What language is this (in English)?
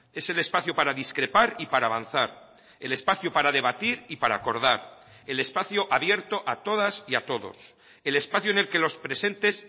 Spanish